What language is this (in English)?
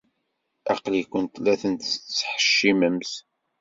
Kabyle